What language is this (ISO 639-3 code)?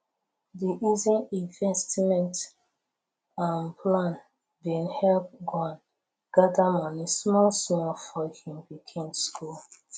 pcm